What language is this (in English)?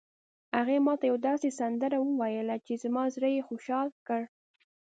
Pashto